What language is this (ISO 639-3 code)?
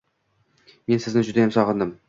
uzb